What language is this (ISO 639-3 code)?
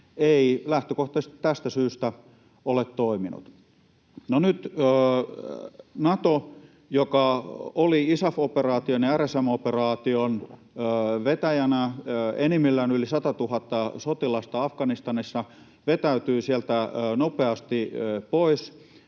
fin